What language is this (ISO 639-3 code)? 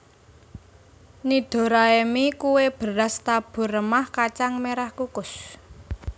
jav